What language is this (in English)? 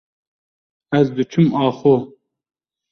Kurdish